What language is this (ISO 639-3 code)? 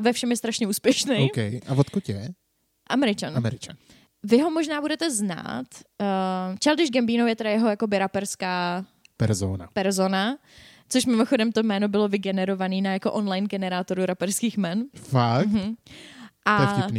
ces